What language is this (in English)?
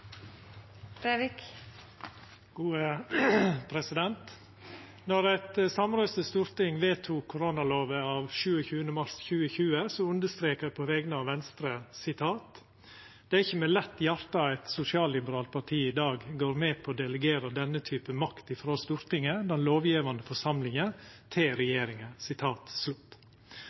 Norwegian Nynorsk